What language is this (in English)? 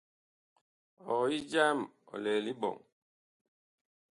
Bakoko